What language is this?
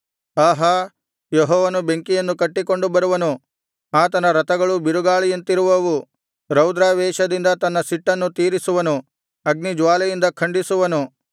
Kannada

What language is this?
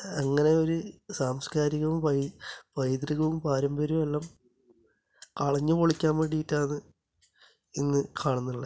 Malayalam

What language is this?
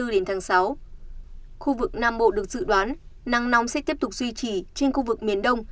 Vietnamese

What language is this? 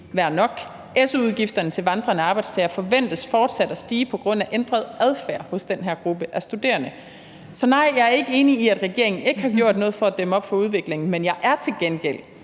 Danish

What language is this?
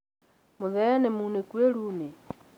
Kikuyu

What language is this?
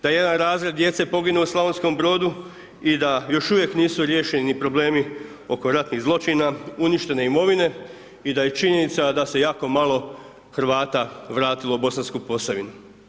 Croatian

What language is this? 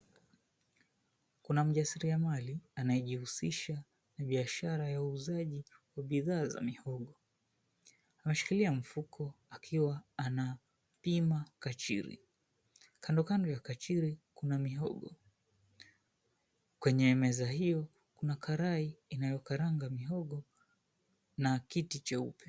Swahili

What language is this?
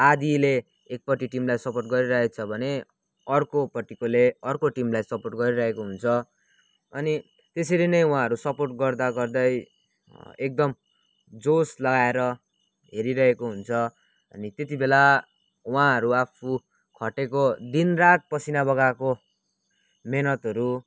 Nepali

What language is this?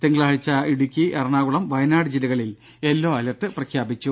Malayalam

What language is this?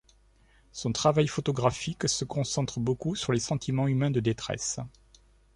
French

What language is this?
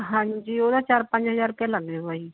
Punjabi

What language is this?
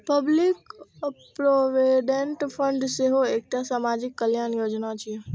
Maithili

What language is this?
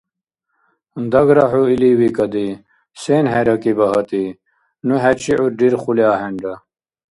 Dargwa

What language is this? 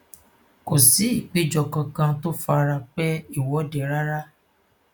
Yoruba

